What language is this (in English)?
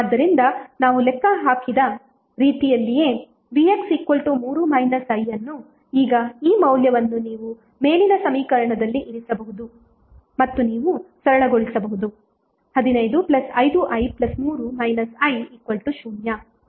Kannada